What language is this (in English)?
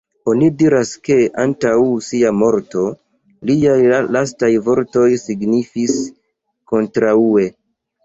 Esperanto